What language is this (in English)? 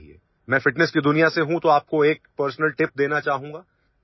Assamese